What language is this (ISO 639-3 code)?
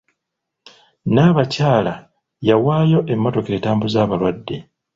lug